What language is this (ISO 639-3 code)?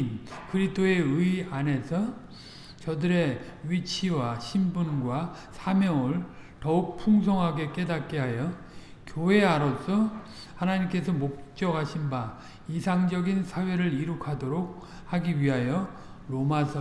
kor